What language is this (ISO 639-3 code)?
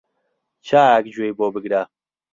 ckb